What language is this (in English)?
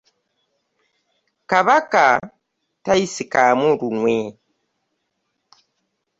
Ganda